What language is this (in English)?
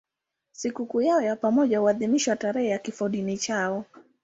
Swahili